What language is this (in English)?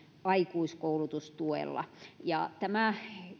Finnish